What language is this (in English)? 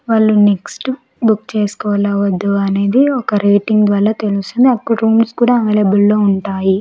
Telugu